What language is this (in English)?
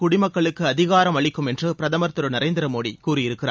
Tamil